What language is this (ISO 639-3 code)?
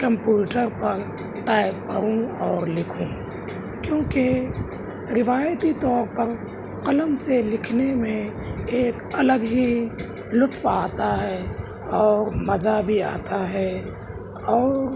urd